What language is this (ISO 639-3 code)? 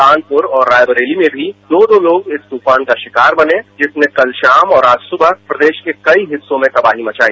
hin